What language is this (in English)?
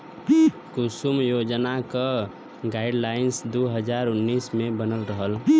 Bhojpuri